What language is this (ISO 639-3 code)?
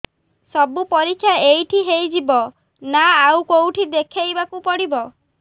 ori